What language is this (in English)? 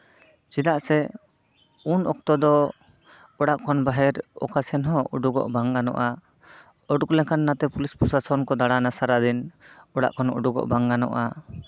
Santali